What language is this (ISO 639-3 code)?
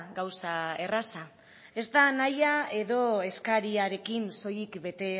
eus